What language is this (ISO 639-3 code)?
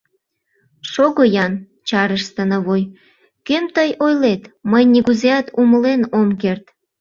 chm